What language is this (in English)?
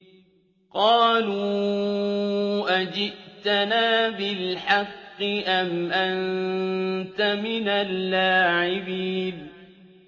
Arabic